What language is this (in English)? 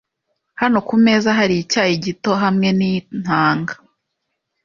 Kinyarwanda